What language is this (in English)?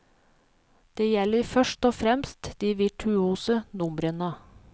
Norwegian